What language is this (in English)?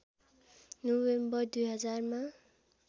Nepali